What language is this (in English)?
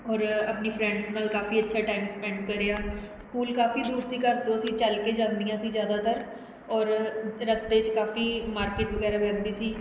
Punjabi